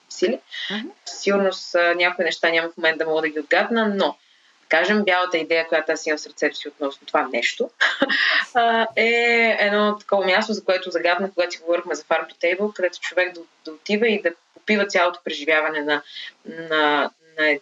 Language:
Bulgarian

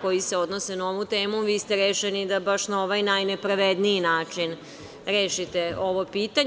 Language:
Serbian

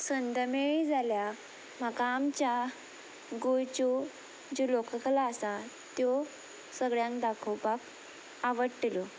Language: Konkani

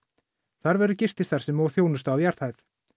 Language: Icelandic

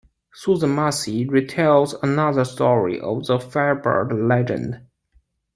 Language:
English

